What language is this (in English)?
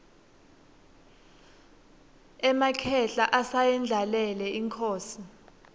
Swati